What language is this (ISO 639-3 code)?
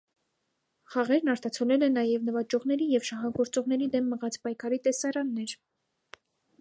hye